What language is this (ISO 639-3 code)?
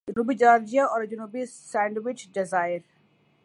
urd